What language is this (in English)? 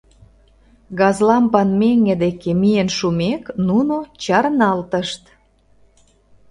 Mari